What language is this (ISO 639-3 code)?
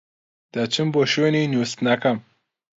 ckb